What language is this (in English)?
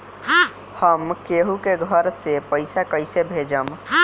Bhojpuri